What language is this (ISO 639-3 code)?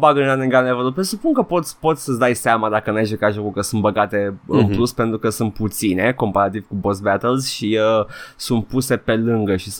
ron